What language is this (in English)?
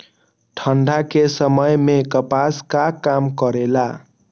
Magahi